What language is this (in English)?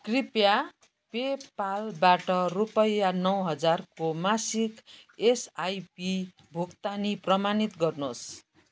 Nepali